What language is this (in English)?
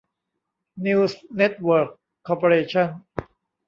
Thai